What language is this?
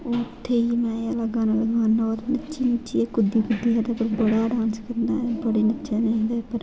Dogri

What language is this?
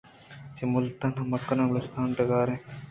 Eastern Balochi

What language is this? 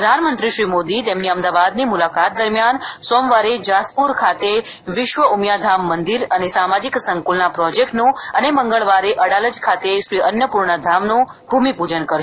Gujarati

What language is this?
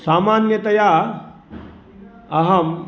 Sanskrit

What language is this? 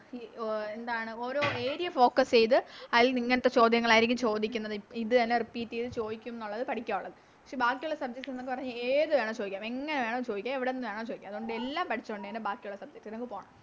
Malayalam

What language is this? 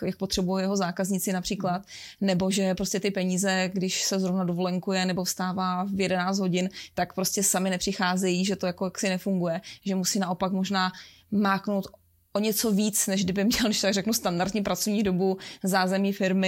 Czech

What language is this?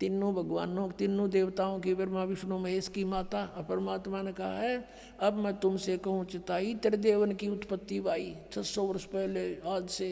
Hindi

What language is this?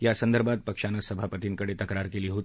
Marathi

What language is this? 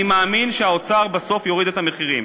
Hebrew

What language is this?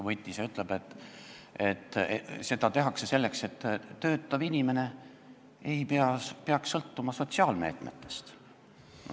Estonian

